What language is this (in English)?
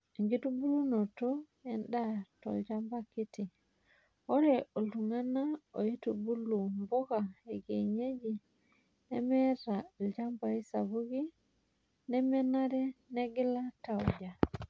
Masai